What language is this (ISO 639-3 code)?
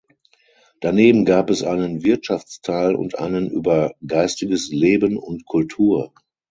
deu